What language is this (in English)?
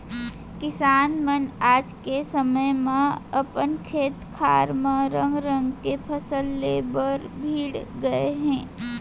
Chhattisgarhi